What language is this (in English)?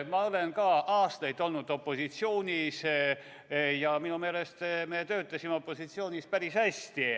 Estonian